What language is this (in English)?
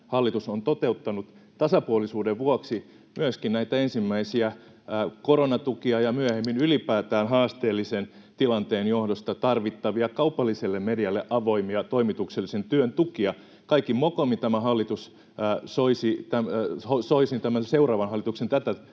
Finnish